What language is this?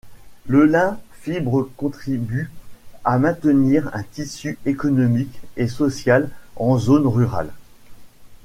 French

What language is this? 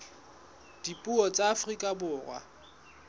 Southern Sotho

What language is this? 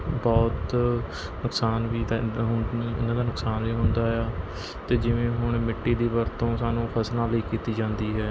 Punjabi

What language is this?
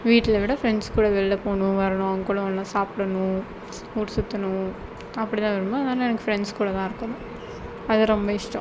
Tamil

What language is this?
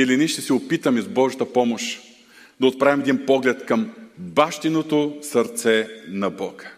Bulgarian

